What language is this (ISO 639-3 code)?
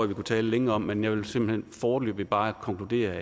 dan